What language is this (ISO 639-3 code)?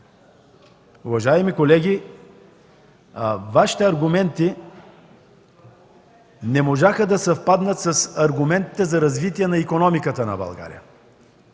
bul